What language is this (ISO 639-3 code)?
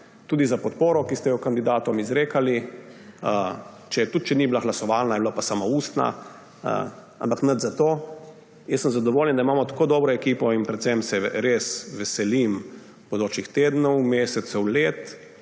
slv